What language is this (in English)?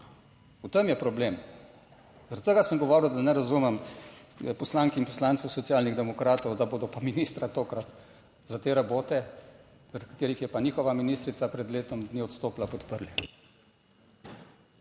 Slovenian